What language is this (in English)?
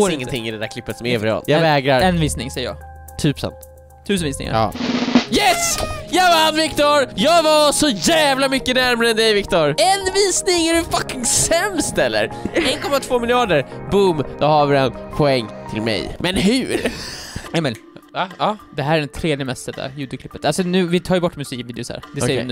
Swedish